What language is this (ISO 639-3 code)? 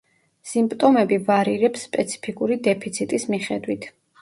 kat